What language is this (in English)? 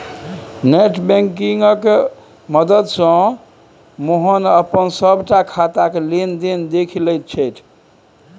Maithili